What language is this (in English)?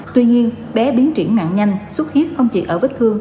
Vietnamese